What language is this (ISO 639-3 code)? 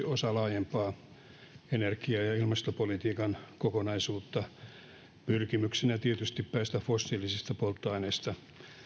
fin